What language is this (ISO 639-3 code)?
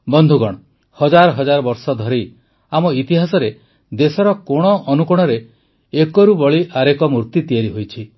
ori